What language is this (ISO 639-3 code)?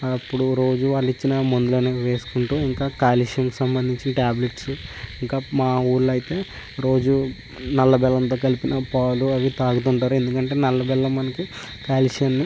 tel